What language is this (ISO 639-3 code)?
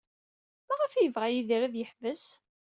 kab